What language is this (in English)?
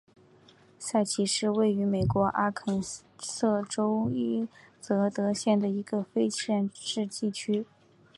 Chinese